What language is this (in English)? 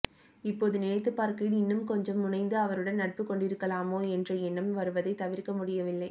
Tamil